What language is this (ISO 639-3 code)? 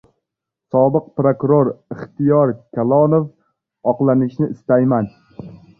uzb